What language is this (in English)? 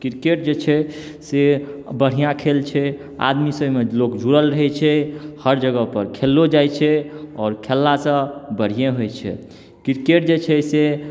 Maithili